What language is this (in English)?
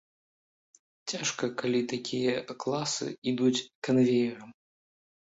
Belarusian